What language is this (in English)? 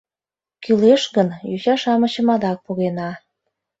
Mari